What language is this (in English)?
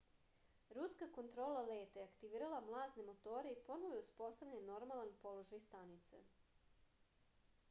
Serbian